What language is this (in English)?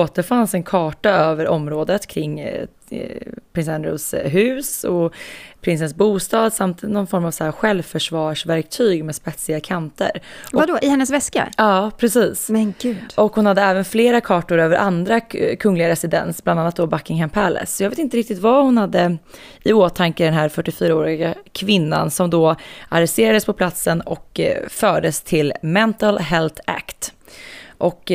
Swedish